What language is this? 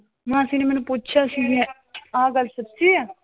Punjabi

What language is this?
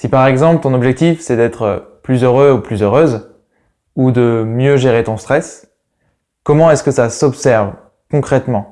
French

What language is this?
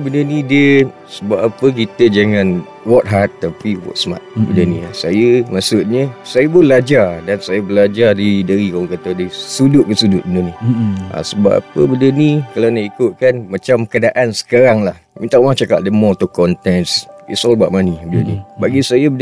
Malay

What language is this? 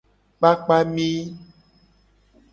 Gen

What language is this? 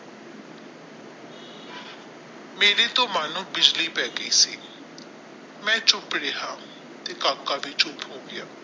Punjabi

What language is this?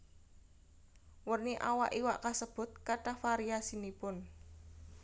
Javanese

